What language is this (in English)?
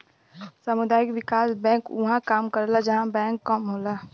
Bhojpuri